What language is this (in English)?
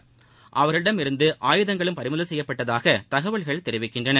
Tamil